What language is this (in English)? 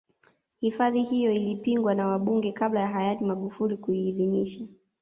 Swahili